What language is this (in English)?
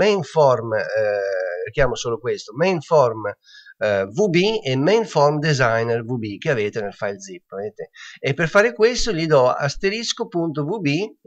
Italian